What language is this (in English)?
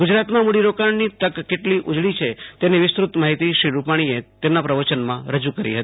Gujarati